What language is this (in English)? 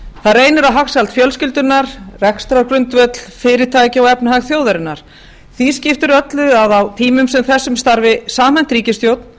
Icelandic